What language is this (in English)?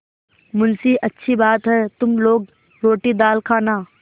Hindi